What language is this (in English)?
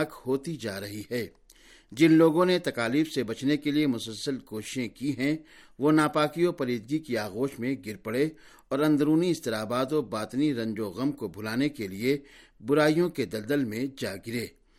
Urdu